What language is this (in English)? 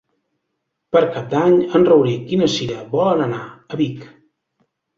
Catalan